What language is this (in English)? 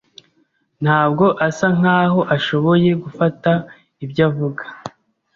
Kinyarwanda